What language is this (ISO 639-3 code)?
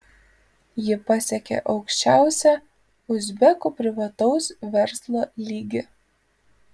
lit